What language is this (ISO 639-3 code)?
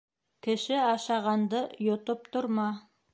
bak